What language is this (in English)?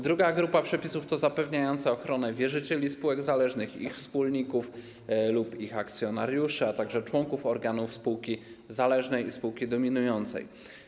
Polish